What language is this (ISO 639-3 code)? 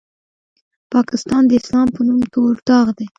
pus